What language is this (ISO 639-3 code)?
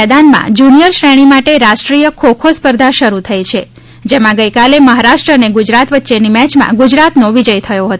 guj